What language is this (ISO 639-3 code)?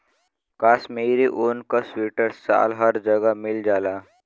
bho